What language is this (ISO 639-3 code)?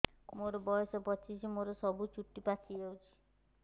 ori